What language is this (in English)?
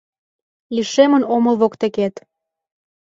Mari